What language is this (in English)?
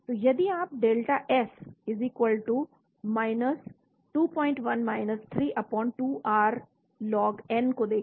Hindi